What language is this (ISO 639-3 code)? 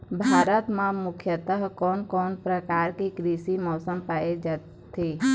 hne